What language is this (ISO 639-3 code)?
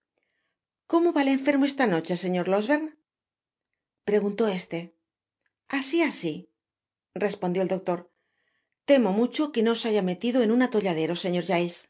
spa